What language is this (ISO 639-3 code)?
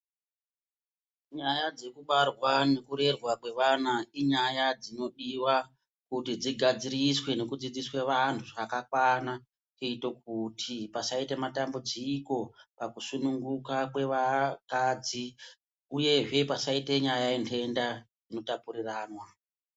ndc